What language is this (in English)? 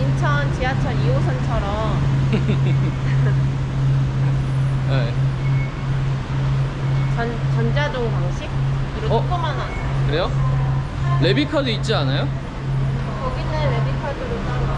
Korean